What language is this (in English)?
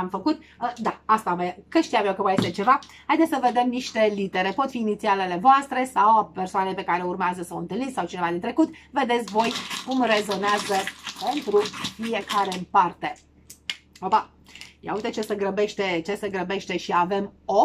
Romanian